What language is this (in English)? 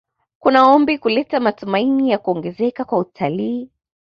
Swahili